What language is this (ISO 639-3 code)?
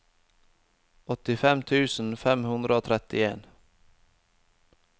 nor